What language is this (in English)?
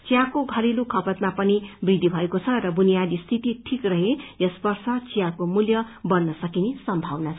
Nepali